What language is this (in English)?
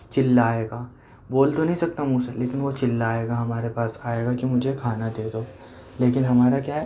Urdu